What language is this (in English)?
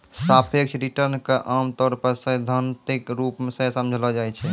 Maithili